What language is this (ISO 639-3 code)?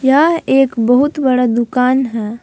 hin